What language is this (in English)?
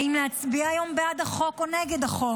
Hebrew